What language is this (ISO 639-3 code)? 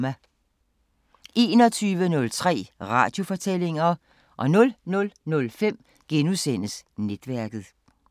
dan